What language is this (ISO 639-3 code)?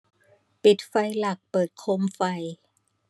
tha